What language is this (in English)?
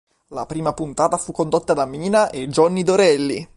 Italian